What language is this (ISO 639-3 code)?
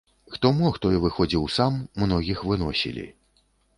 bel